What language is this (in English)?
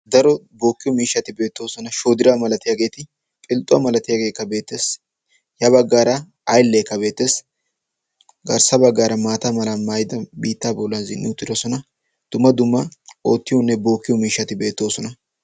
Wolaytta